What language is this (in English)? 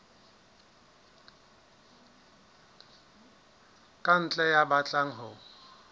Southern Sotho